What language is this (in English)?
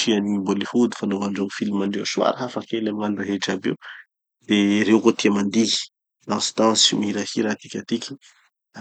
Tanosy Malagasy